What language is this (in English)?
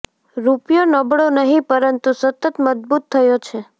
Gujarati